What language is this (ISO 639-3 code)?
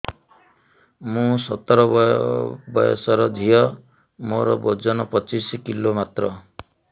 ori